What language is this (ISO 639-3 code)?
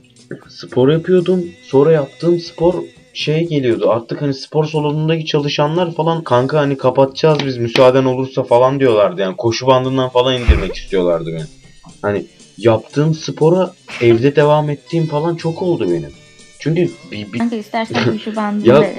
tur